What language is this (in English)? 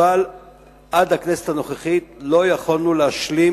Hebrew